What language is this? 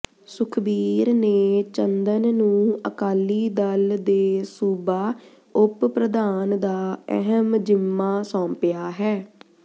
Punjabi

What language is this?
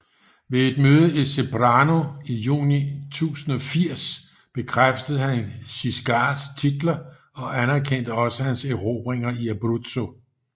Danish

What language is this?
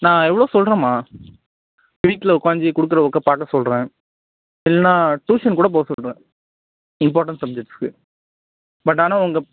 Tamil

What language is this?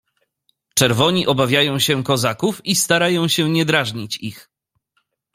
Polish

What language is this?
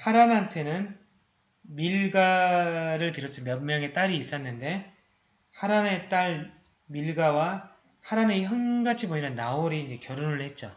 Korean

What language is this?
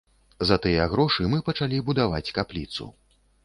Belarusian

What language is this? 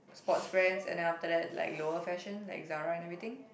English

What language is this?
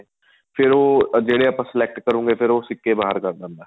Punjabi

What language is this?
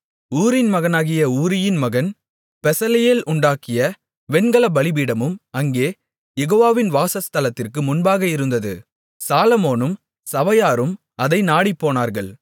Tamil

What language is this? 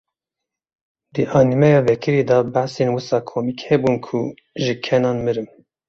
Kurdish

